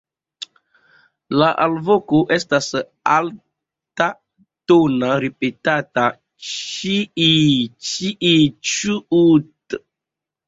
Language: Esperanto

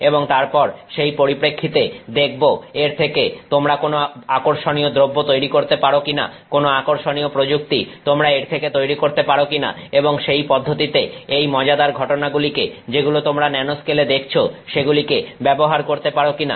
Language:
Bangla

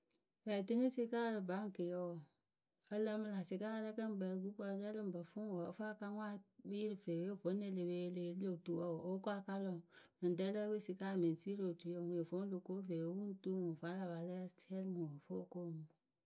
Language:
Akebu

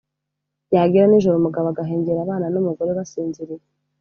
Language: Kinyarwanda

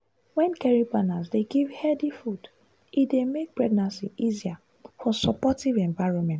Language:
Nigerian Pidgin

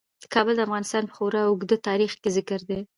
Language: Pashto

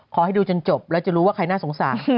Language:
Thai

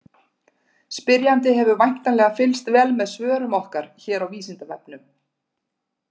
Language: Icelandic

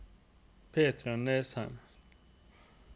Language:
Norwegian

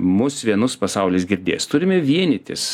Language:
Lithuanian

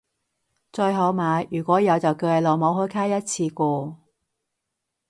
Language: Cantonese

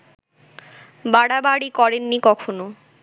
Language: Bangla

